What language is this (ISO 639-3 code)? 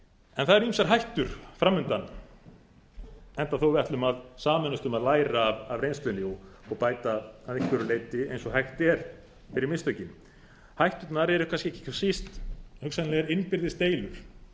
isl